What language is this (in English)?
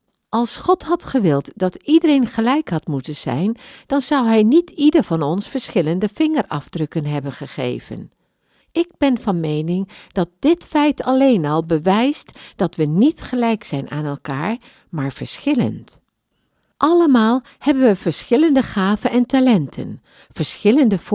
Dutch